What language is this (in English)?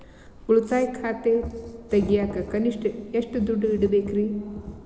Kannada